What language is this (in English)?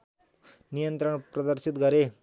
Nepali